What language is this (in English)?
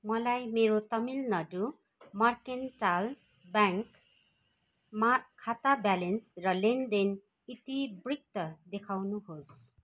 Nepali